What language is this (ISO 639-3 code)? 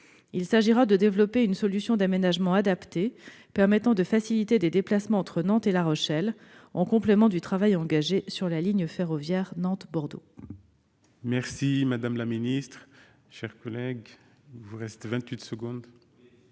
fra